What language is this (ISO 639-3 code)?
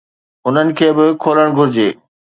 snd